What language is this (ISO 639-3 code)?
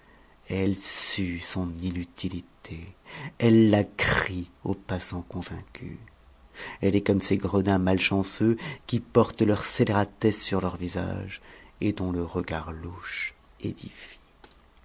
fra